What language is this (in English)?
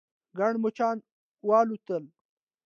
Pashto